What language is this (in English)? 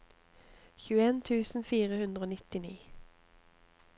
Norwegian